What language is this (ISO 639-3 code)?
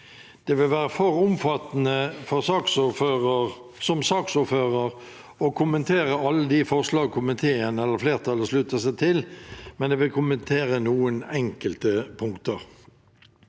nor